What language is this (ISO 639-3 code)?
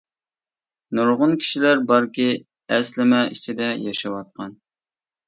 uig